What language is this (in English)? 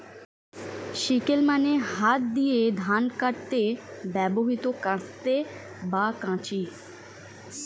Bangla